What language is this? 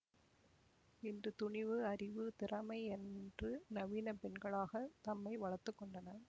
Tamil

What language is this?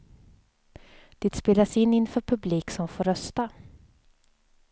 Swedish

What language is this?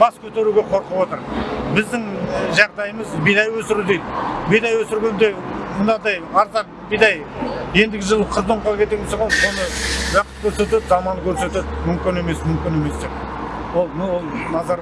Turkish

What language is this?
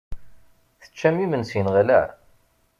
Kabyle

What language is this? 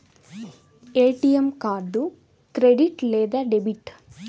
Telugu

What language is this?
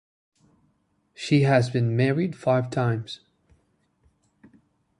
English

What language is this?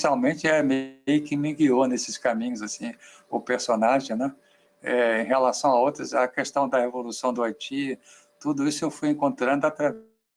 Portuguese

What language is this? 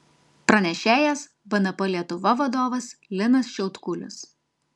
Lithuanian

